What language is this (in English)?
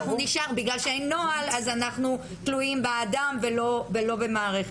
Hebrew